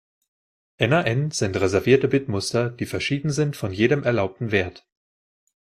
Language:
German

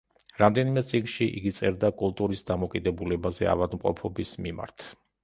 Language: Georgian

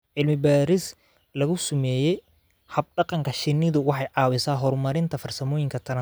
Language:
Somali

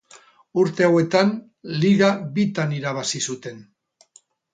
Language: Basque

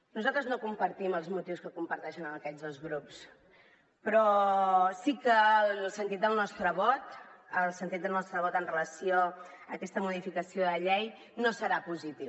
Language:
Catalan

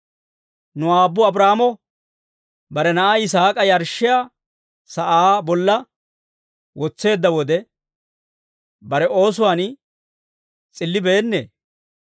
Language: Dawro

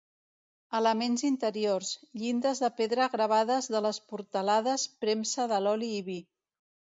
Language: Catalan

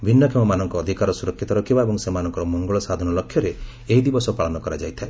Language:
Odia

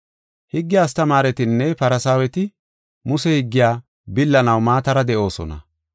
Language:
Gofa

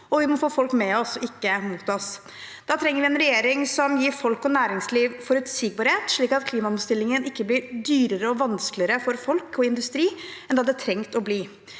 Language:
Norwegian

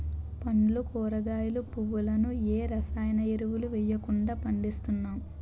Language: Telugu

